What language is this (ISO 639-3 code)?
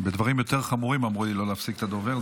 heb